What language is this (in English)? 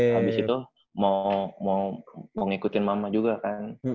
Indonesian